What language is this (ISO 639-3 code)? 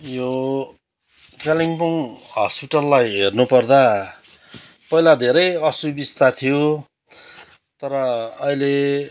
nep